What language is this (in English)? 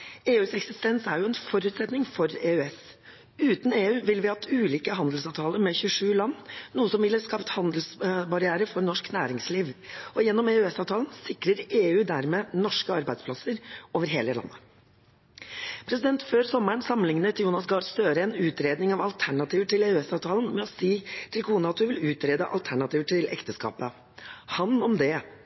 Norwegian Bokmål